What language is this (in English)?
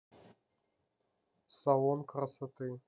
Russian